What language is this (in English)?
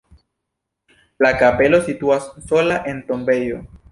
Esperanto